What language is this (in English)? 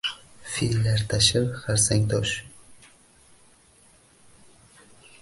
Uzbek